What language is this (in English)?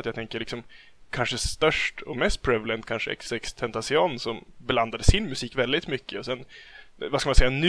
Swedish